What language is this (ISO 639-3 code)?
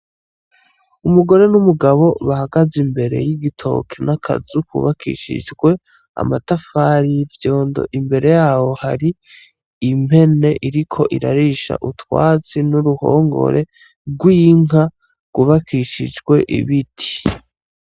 run